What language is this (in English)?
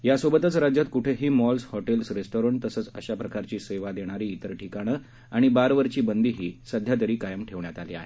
Marathi